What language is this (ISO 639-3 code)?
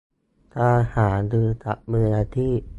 tha